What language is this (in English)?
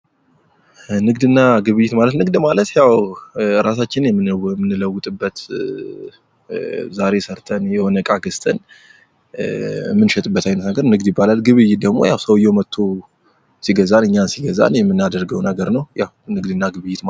Amharic